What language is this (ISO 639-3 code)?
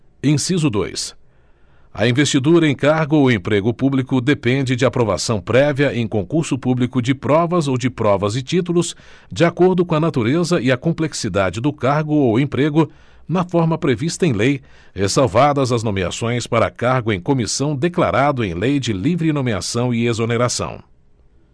por